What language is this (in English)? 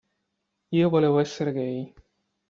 Italian